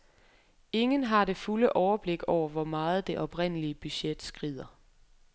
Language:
Danish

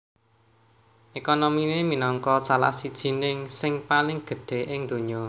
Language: Javanese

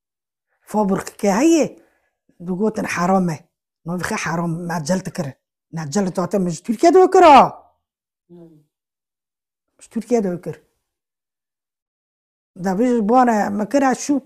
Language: Arabic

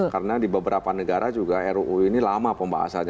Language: Indonesian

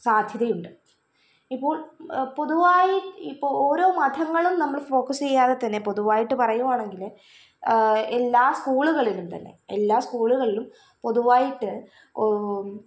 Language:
Malayalam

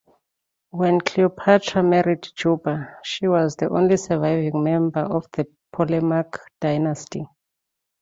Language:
English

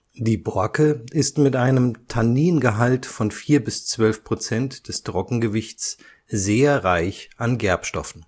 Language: German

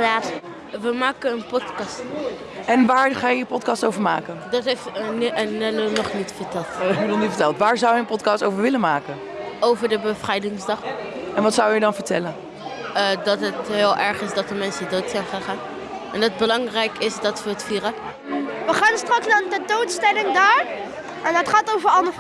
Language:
Dutch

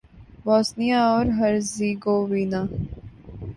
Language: Urdu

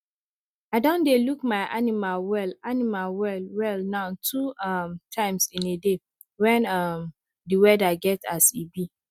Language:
Nigerian Pidgin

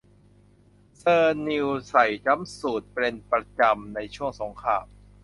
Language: Thai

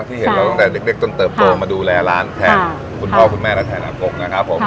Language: Thai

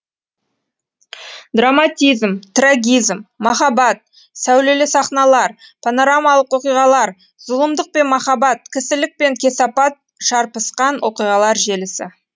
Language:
Kazakh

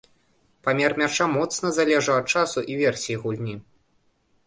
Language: Belarusian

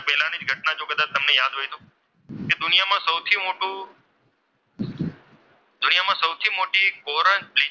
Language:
Gujarati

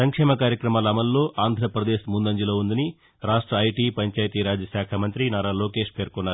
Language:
Telugu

